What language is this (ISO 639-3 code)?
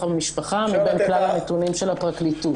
heb